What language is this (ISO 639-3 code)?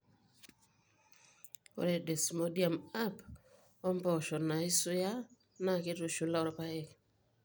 mas